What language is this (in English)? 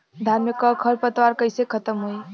Bhojpuri